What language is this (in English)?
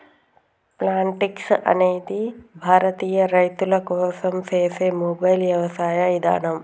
Telugu